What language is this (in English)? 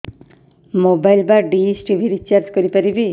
Odia